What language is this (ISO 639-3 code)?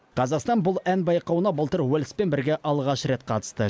kaz